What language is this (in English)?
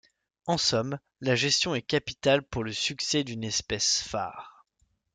French